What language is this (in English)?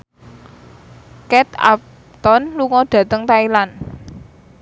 Javanese